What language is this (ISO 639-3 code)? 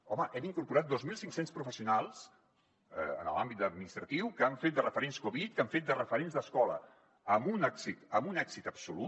cat